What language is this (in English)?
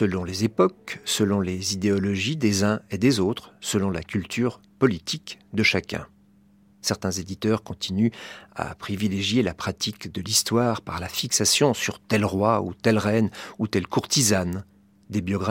French